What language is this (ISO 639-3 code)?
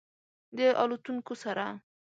pus